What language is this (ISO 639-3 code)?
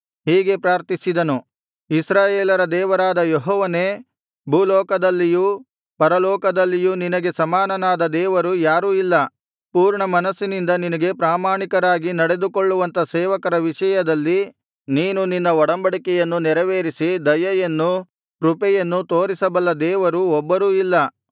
kan